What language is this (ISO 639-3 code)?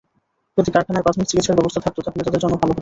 ben